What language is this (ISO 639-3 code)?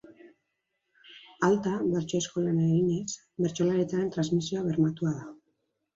eus